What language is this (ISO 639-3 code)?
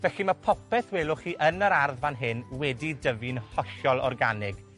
cym